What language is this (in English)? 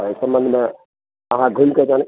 Maithili